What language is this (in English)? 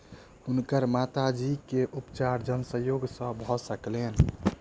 Maithili